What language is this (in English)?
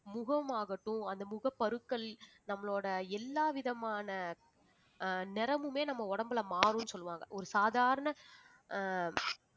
Tamil